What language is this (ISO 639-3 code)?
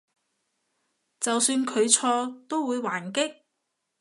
yue